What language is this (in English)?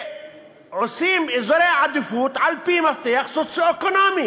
Hebrew